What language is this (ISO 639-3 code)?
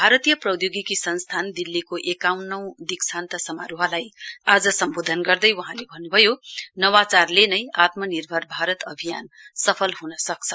nep